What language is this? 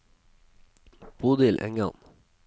Norwegian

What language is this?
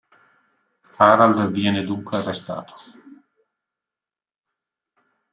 Italian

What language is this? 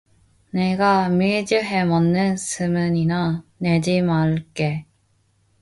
Korean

